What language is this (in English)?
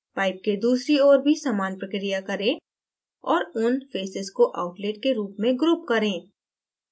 Hindi